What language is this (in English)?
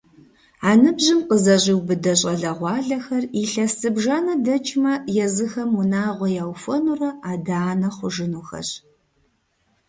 Kabardian